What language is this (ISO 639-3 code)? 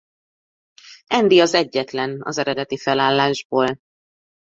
hun